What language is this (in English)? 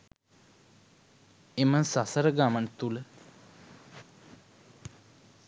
Sinhala